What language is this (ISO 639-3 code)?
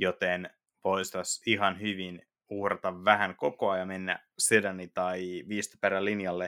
fin